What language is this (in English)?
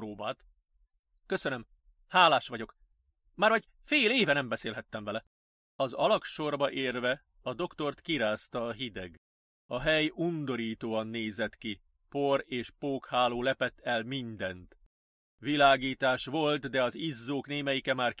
Hungarian